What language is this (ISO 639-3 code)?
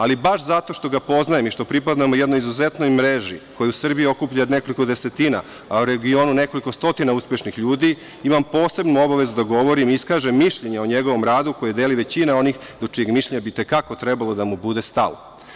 srp